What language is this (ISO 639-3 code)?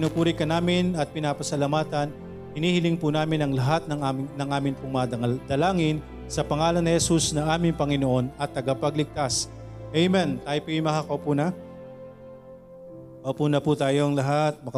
fil